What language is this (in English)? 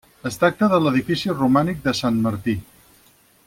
Catalan